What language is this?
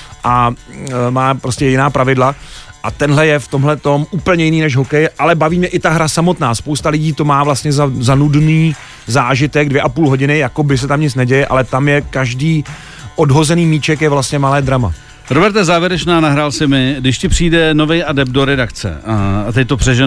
Czech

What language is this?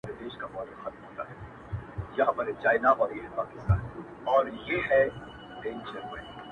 Pashto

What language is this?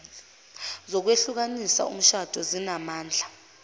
Zulu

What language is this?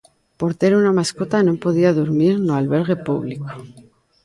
Galician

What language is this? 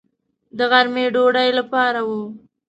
Pashto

